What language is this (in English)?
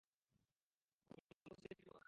Bangla